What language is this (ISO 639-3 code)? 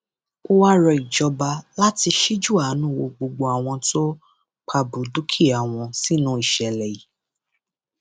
yor